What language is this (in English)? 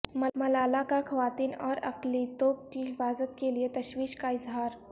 Urdu